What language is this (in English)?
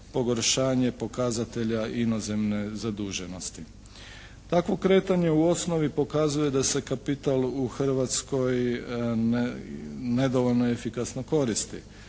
Croatian